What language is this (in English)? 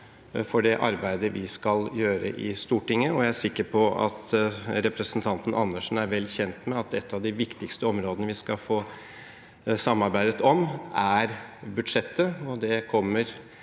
Norwegian